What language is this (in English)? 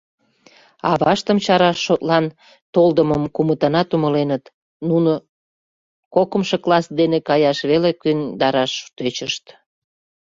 Mari